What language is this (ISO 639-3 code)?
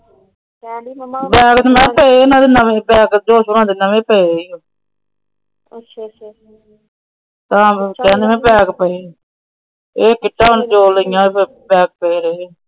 pan